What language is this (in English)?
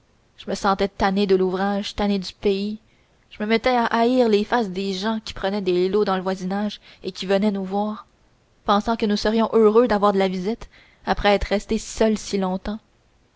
French